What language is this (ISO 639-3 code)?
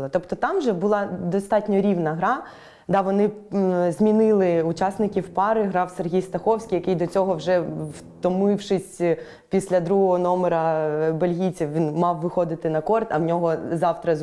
ukr